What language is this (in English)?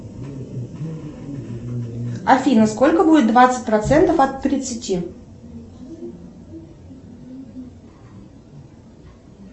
Russian